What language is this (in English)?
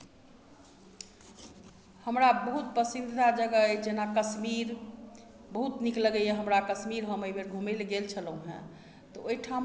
Maithili